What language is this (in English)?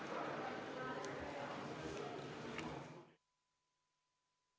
Estonian